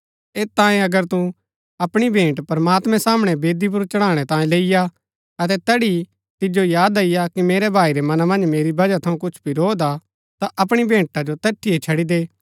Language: Gaddi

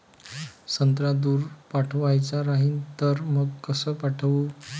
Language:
Marathi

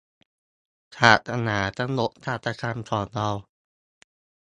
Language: Thai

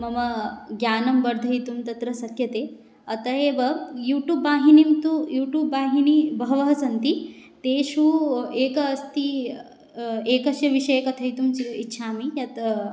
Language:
Sanskrit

